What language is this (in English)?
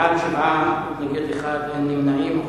Hebrew